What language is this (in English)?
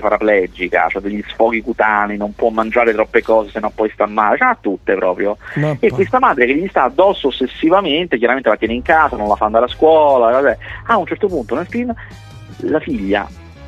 Italian